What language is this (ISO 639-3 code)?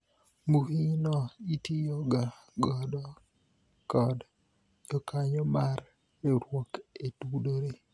luo